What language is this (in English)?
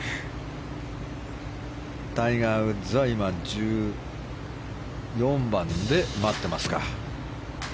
Japanese